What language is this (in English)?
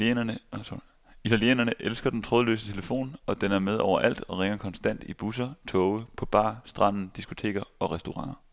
Danish